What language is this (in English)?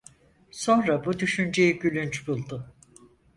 Turkish